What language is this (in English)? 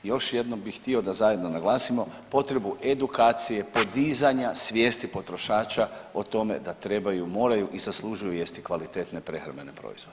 Croatian